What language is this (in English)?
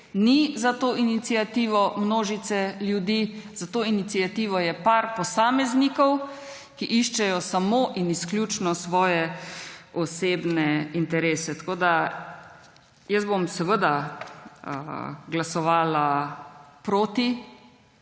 Slovenian